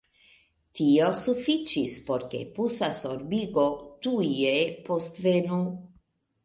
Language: Esperanto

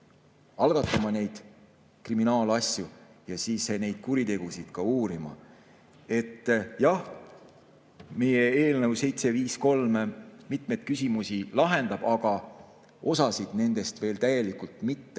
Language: Estonian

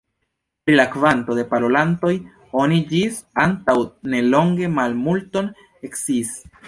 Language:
Esperanto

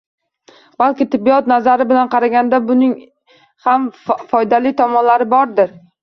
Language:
Uzbek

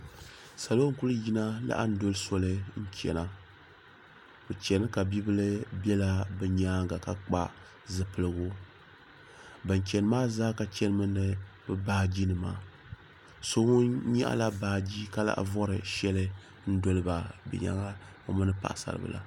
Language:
Dagbani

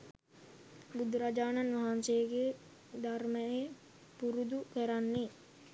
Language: Sinhala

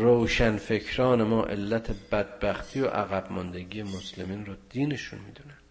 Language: Persian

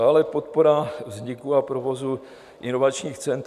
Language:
Czech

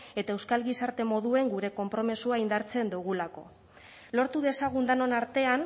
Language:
Basque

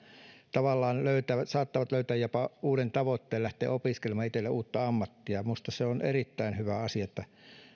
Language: Finnish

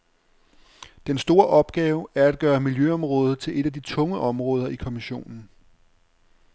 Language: Danish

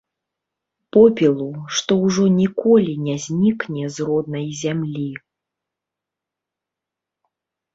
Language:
Belarusian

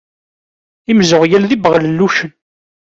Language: Kabyle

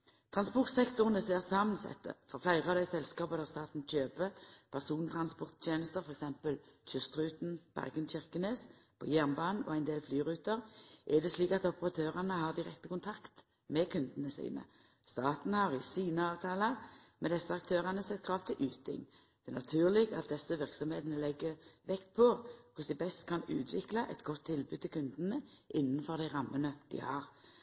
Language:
Norwegian Nynorsk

